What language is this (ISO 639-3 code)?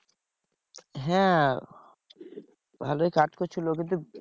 ben